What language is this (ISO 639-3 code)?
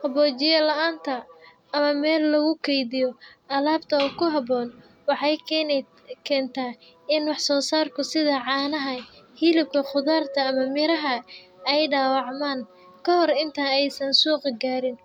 som